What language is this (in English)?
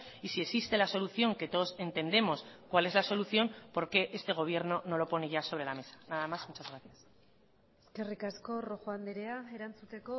Spanish